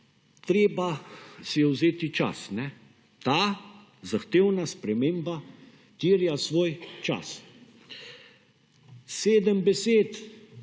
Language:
Slovenian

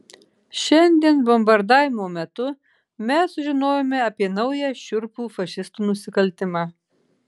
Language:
Lithuanian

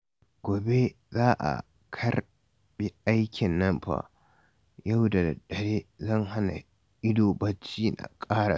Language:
Hausa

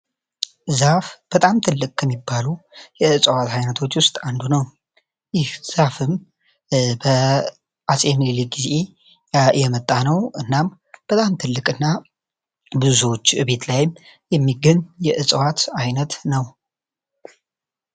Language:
Amharic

